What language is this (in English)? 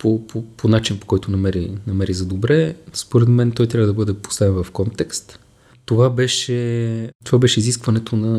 Bulgarian